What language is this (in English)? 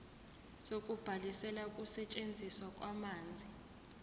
Zulu